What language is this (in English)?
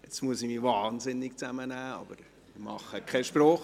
Swiss German